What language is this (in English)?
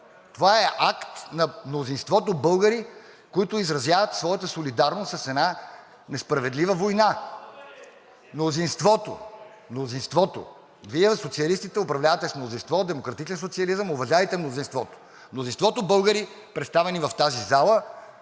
Bulgarian